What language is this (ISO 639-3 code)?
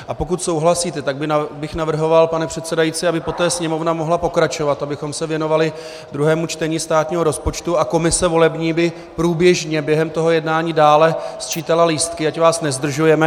ces